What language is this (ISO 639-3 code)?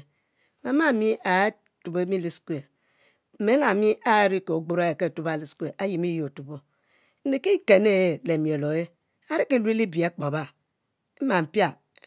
mfo